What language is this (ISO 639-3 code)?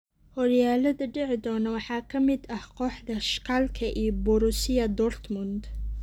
som